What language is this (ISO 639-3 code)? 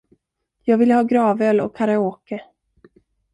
swe